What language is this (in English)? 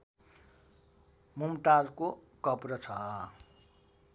Nepali